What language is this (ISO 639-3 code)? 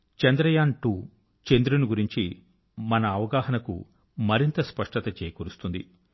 tel